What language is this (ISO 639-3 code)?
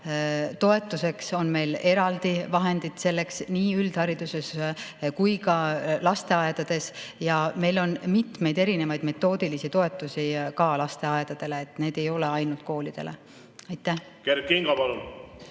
est